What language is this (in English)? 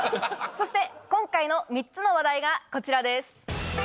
Japanese